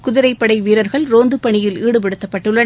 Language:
Tamil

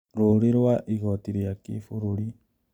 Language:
Kikuyu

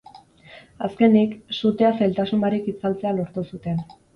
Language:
Basque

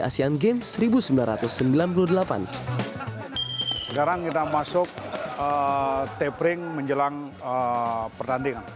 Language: Indonesian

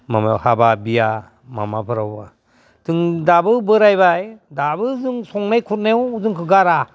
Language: Bodo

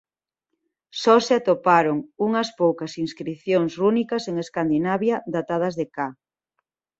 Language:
Galician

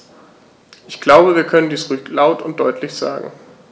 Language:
German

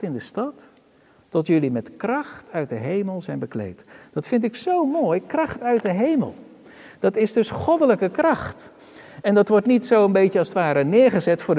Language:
Dutch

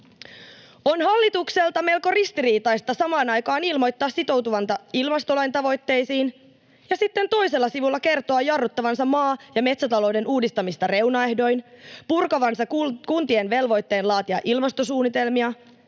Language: Finnish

